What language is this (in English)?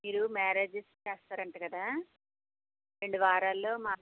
Telugu